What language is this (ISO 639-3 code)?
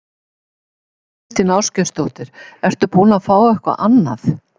isl